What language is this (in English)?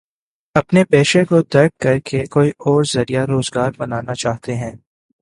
Urdu